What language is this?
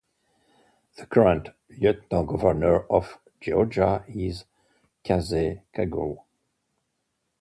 English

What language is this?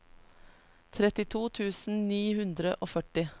Norwegian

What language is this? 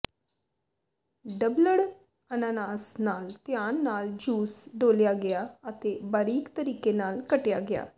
Punjabi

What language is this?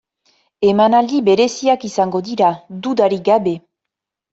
Basque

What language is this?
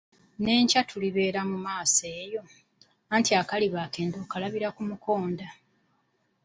Ganda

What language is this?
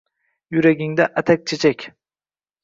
Uzbek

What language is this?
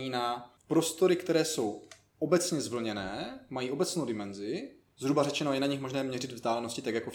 Czech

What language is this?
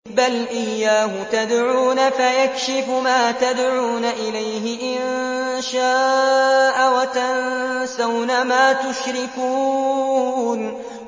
Arabic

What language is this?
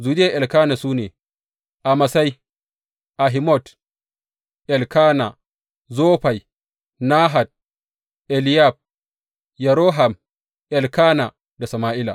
Hausa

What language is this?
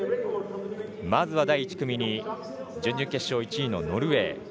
Japanese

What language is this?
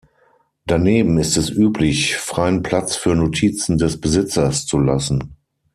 German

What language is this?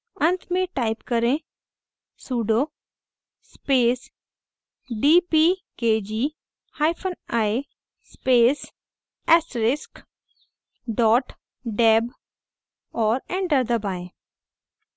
Hindi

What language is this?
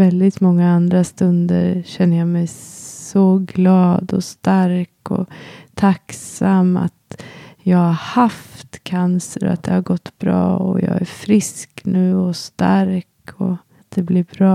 Swedish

